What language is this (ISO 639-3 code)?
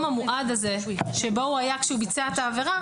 heb